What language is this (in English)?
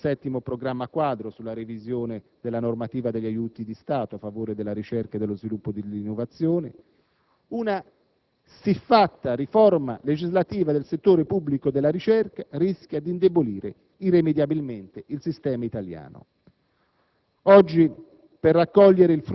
Italian